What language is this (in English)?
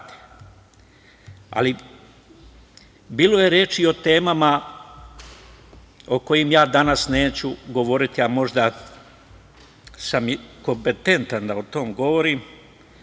Serbian